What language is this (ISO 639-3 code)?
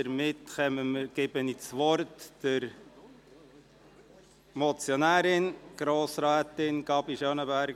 gsw